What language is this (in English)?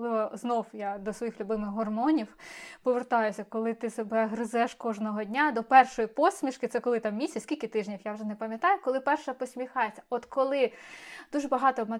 Ukrainian